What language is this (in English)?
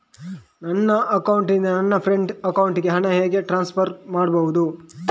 Kannada